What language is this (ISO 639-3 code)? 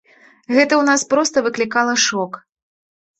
bel